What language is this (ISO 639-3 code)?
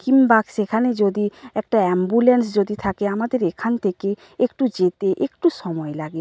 ben